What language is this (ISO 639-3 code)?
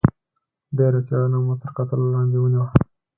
pus